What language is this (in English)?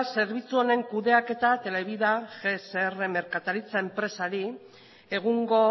Basque